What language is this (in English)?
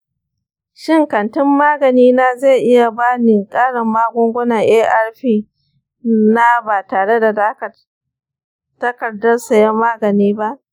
Hausa